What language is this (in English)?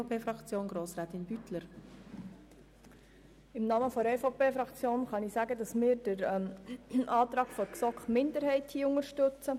Swiss German